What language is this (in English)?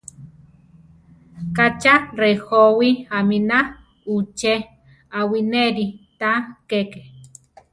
Central Tarahumara